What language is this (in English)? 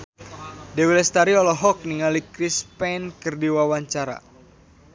Sundanese